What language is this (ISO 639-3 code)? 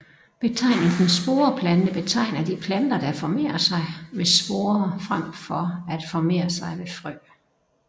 dan